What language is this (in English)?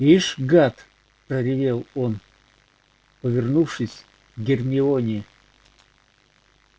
Russian